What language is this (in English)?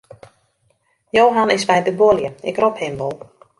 Western Frisian